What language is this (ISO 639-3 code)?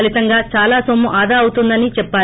tel